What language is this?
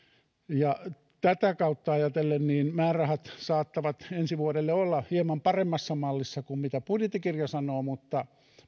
Finnish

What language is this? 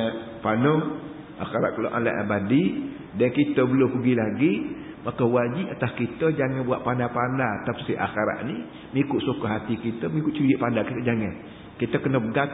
Malay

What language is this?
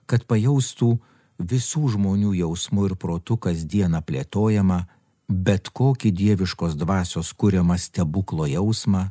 Lithuanian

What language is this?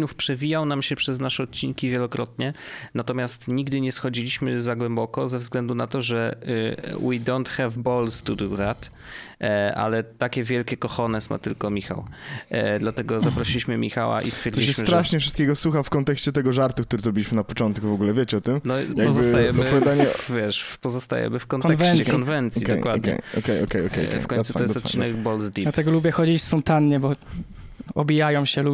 Polish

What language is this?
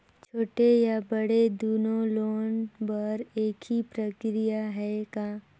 Chhattisgarhi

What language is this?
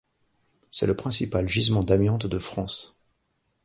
French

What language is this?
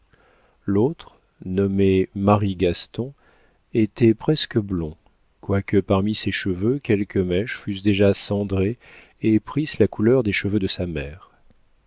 French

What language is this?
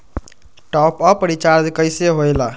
Magahi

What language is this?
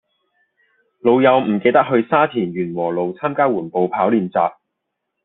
Cantonese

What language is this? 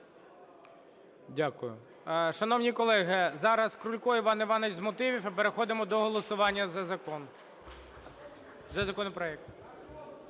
Ukrainian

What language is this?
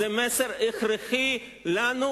Hebrew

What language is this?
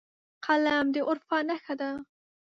Pashto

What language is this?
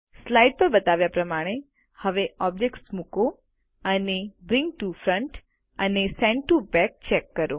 Gujarati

